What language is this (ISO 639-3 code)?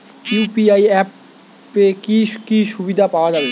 ben